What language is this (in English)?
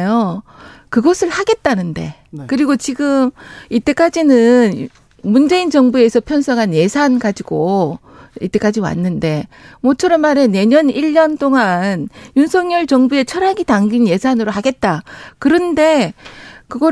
Korean